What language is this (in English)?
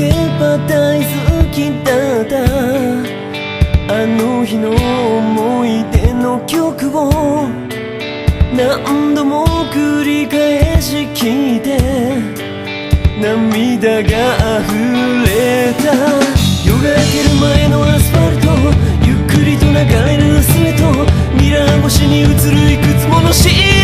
Japanese